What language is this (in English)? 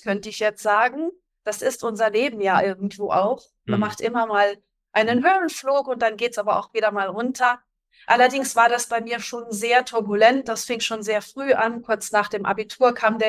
German